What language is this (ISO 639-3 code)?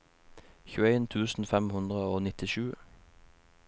nor